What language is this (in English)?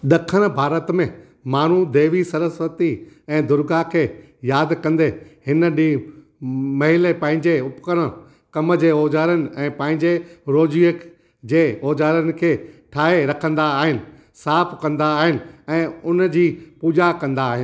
Sindhi